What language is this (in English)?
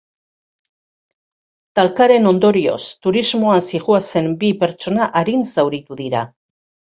Basque